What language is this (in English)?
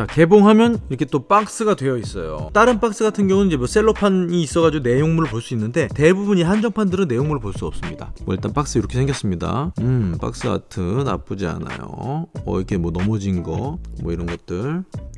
Korean